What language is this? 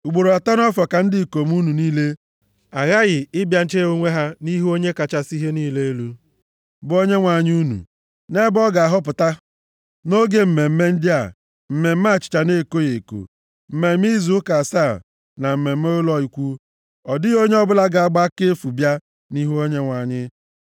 Igbo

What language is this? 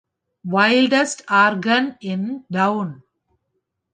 Tamil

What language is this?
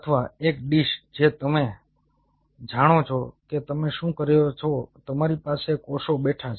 Gujarati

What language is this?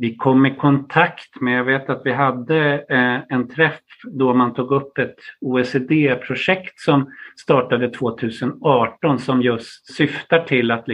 Swedish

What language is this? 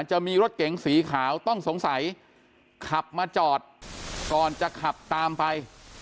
Thai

